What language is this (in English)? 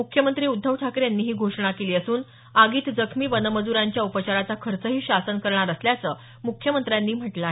Marathi